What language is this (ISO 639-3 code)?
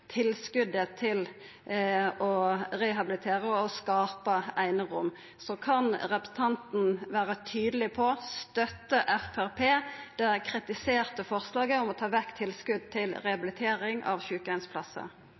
nno